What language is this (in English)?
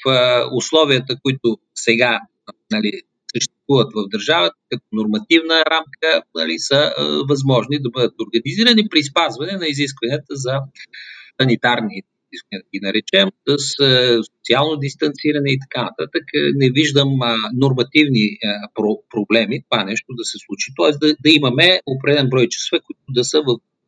Bulgarian